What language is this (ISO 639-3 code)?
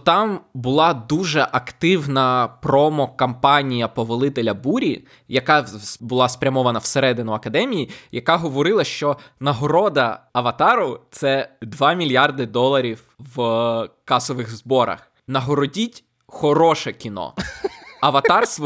ukr